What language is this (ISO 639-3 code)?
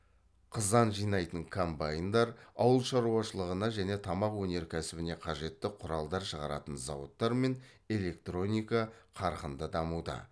kaz